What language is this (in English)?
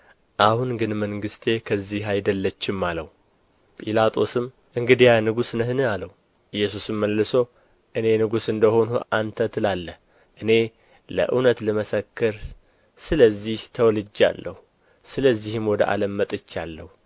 Amharic